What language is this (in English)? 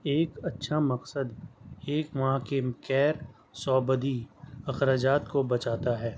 Urdu